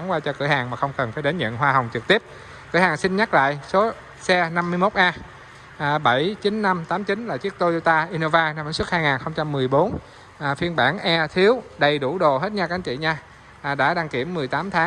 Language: Vietnamese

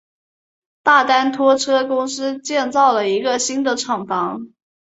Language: Chinese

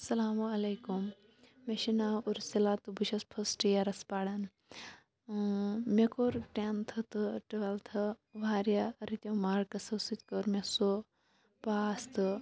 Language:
Kashmiri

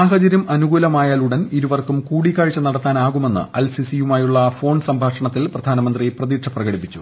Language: Malayalam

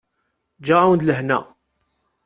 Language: Kabyle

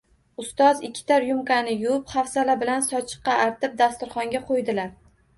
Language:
Uzbek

